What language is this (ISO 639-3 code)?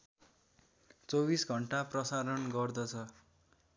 nep